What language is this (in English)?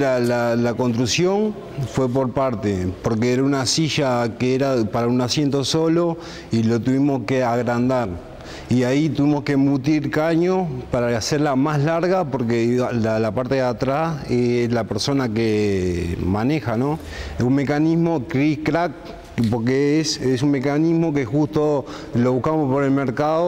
Spanish